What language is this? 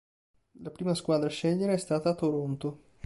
Italian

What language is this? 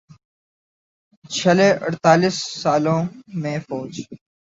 Urdu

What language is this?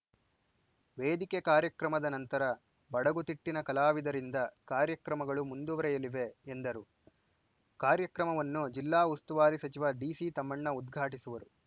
Kannada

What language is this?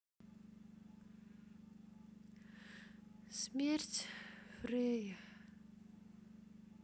Russian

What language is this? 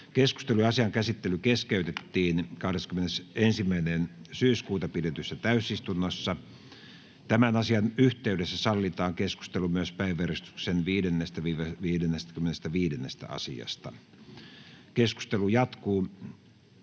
Finnish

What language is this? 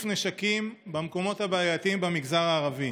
Hebrew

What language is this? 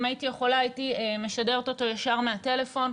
Hebrew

